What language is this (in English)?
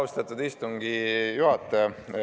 Estonian